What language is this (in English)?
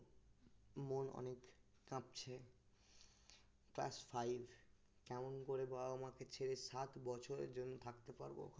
Bangla